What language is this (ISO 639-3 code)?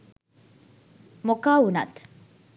sin